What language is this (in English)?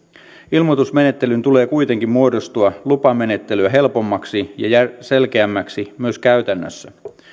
Finnish